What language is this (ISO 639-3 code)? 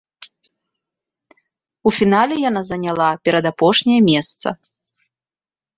bel